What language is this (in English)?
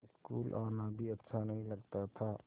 Hindi